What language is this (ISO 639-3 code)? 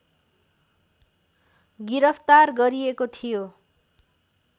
nep